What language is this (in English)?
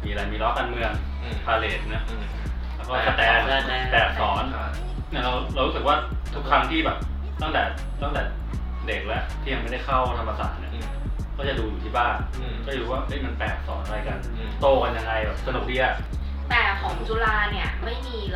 Thai